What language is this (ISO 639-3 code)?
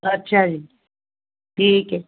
pan